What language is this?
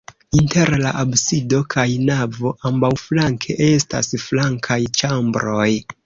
Esperanto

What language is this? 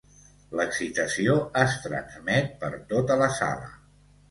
Catalan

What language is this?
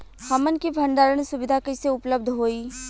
Bhojpuri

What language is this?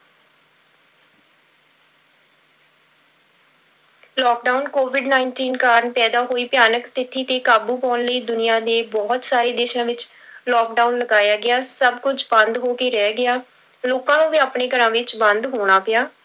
Punjabi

